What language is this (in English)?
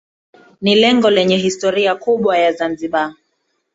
Swahili